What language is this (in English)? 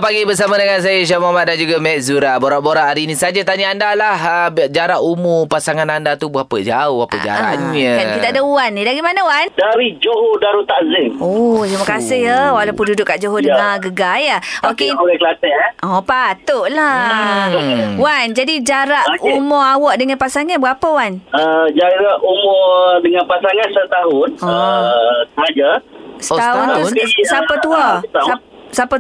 Malay